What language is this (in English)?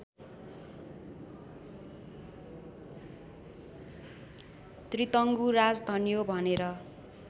Nepali